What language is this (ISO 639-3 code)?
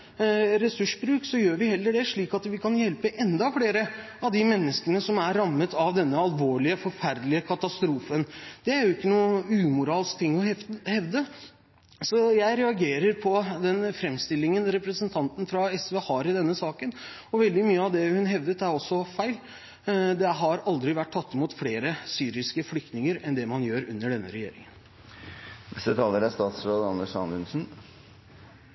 nob